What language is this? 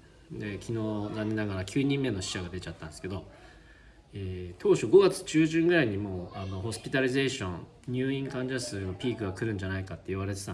Japanese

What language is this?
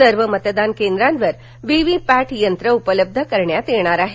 Marathi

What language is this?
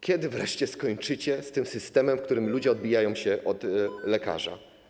Polish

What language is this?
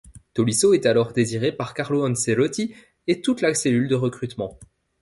French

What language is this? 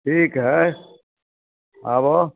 Maithili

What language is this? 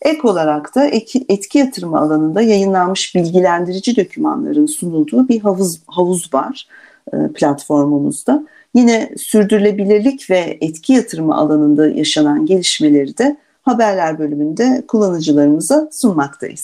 Turkish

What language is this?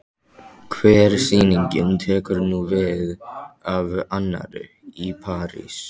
Icelandic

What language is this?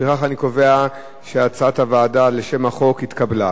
Hebrew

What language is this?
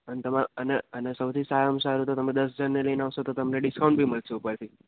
Gujarati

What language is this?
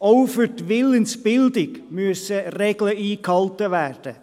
Swiss German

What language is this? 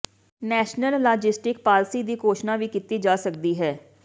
Punjabi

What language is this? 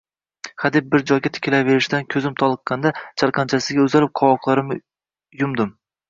Uzbek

